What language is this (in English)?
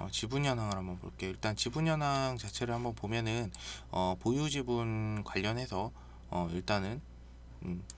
Korean